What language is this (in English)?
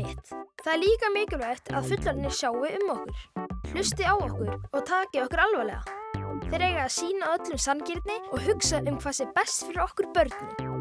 Icelandic